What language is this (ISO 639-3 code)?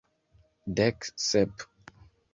epo